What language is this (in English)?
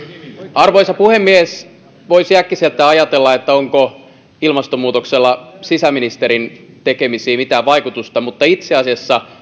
Finnish